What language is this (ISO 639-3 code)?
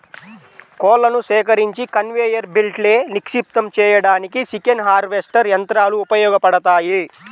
tel